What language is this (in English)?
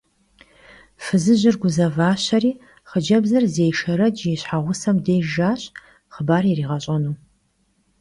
Kabardian